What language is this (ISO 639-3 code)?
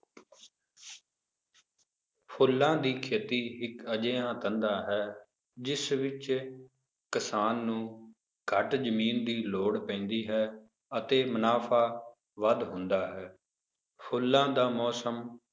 pan